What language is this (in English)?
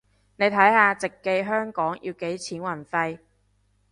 Cantonese